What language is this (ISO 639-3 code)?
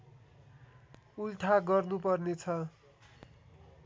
nep